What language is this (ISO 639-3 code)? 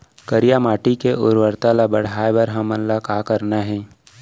hne